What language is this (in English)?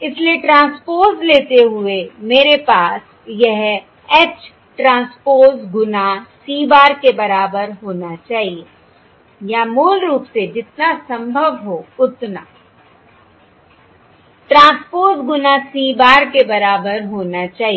Hindi